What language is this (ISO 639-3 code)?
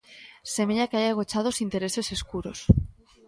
glg